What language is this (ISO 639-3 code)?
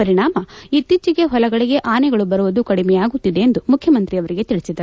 kan